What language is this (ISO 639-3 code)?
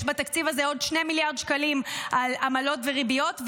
heb